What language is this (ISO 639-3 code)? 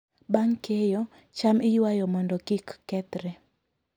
luo